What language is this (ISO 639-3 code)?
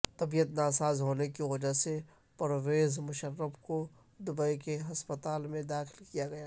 urd